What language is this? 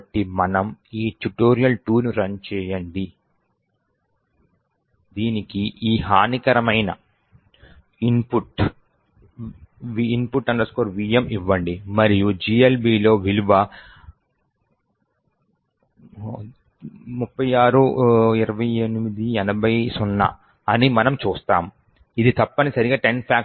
Telugu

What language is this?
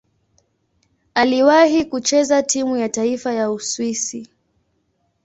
Swahili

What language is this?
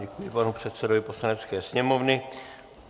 Czech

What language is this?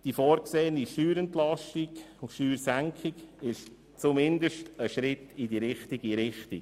Swiss German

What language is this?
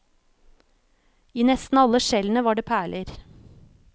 Norwegian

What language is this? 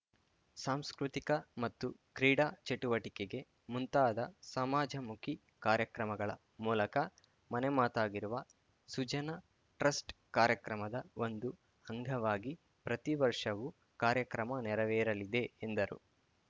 Kannada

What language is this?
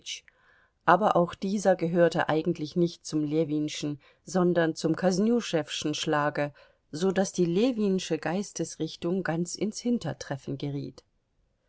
German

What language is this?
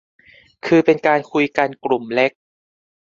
Thai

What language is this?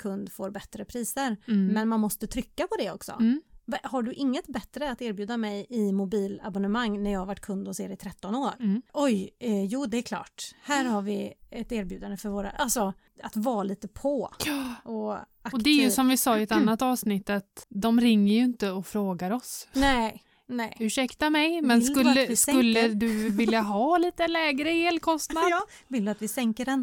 Swedish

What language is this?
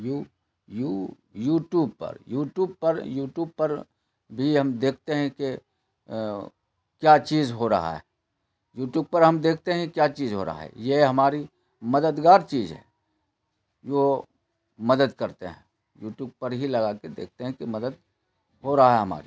Urdu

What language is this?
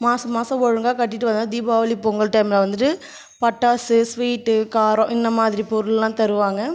Tamil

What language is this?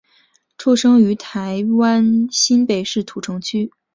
Chinese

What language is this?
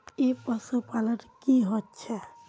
Magahi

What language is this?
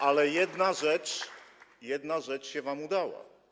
Polish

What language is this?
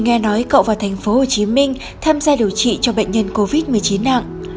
Vietnamese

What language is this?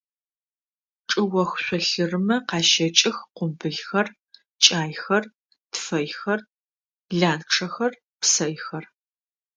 Adyghe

